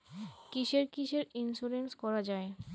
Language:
Bangla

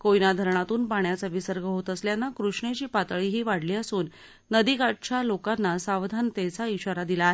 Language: Marathi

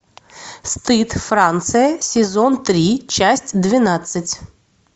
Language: Russian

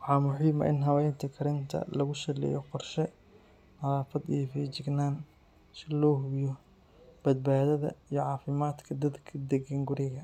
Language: Somali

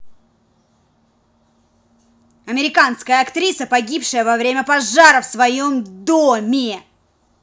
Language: Russian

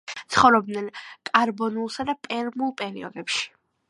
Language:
Georgian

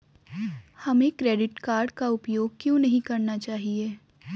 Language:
Hindi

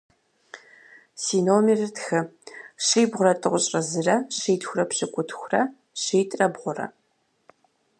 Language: Kabardian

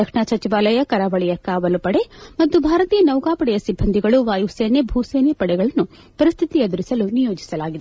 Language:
Kannada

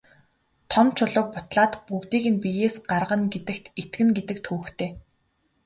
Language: Mongolian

